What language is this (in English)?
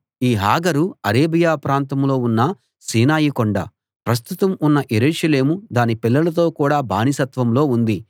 Telugu